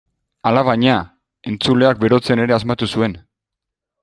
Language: Basque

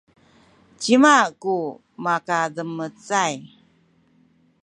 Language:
Sakizaya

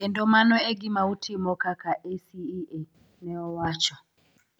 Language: Luo (Kenya and Tanzania)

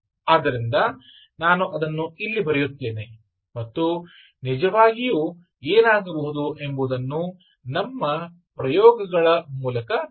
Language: Kannada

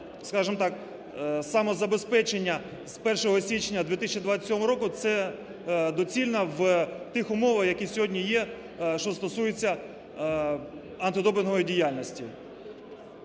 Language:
Ukrainian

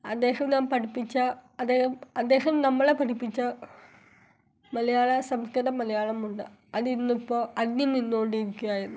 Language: Malayalam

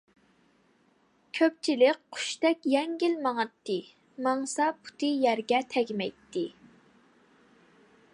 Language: Uyghur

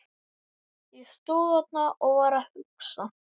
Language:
Icelandic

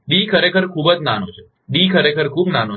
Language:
Gujarati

